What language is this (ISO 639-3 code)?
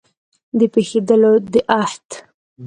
pus